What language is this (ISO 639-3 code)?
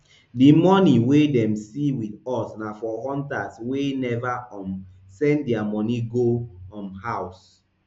pcm